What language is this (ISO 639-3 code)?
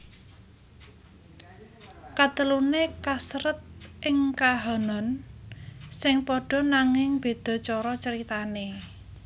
jav